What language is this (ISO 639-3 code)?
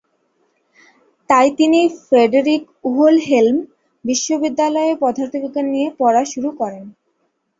ben